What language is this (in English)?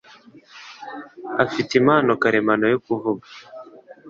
Kinyarwanda